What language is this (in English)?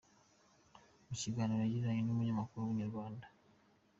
Kinyarwanda